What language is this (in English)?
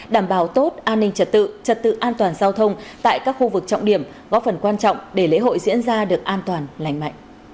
Vietnamese